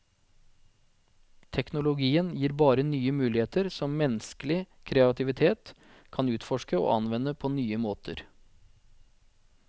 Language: Norwegian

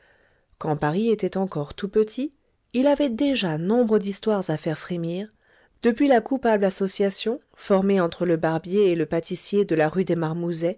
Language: French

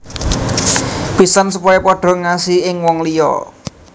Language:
Javanese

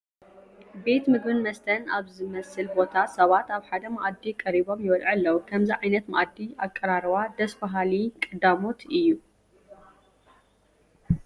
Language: Tigrinya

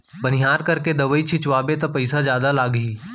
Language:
Chhattisgarhi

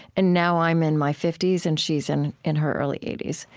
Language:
English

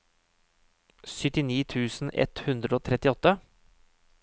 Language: Norwegian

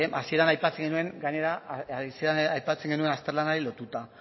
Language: Basque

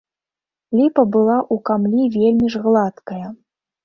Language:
Belarusian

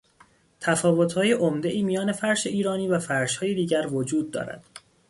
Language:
Persian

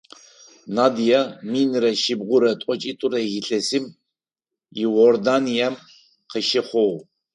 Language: Adyghe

